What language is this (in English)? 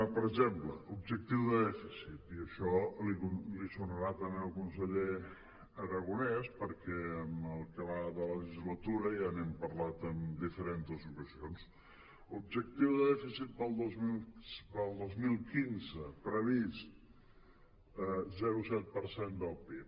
Catalan